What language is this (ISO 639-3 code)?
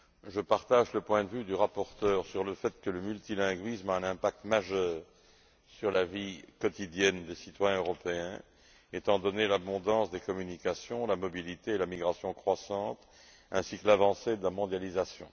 fra